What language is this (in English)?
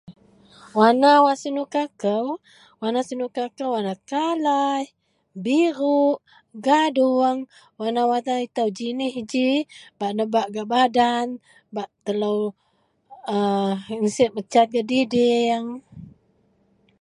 Central Melanau